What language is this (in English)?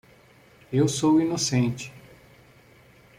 Portuguese